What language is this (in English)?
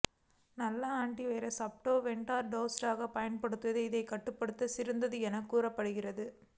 Tamil